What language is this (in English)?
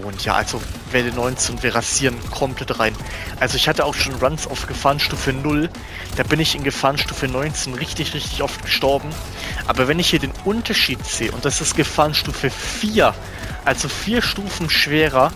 German